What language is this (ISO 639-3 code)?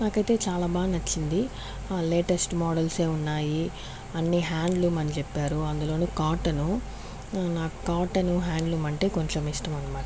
tel